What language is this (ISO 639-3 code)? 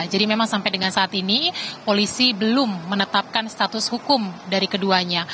ind